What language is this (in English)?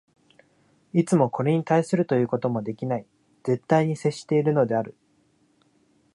Japanese